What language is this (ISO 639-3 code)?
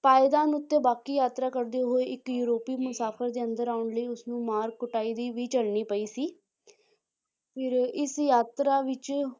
pan